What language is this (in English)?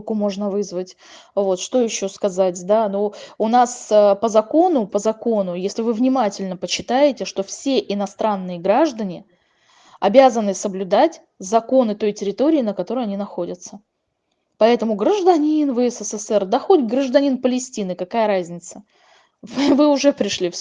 Russian